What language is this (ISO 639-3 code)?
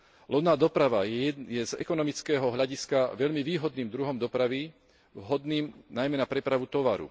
slk